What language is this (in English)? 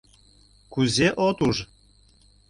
Mari